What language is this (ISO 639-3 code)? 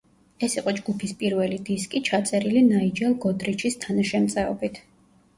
kat